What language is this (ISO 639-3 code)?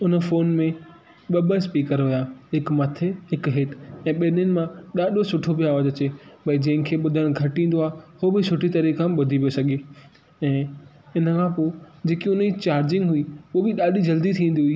snd